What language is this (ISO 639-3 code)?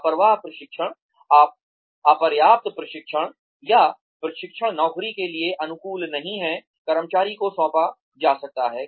hin